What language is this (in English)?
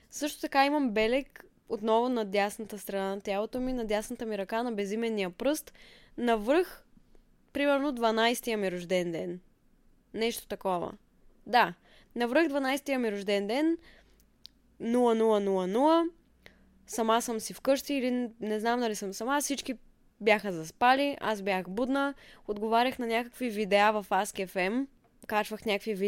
Bulgarian